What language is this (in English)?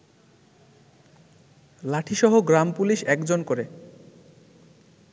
Bangla